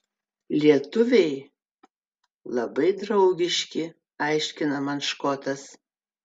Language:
Lithuanian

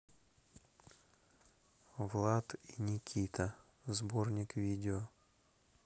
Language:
Russian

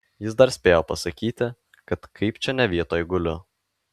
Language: Lithuanian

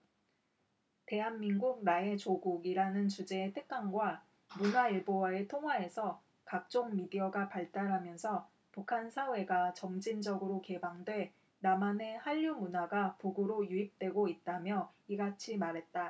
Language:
Korean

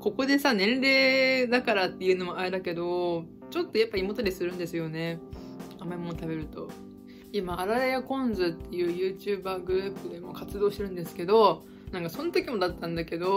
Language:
Japanese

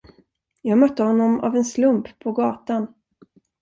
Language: Swedish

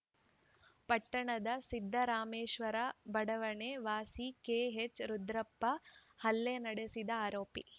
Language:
Kannada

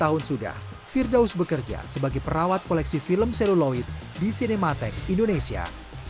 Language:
Indonesian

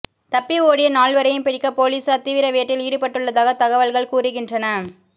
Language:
Tamil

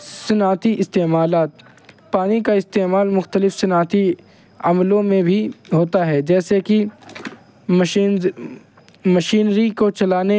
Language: Urdu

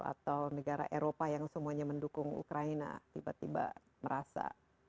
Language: Indonesian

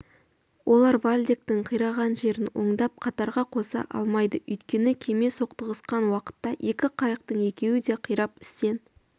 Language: Kazakh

